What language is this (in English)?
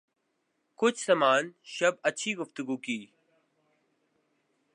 Urdu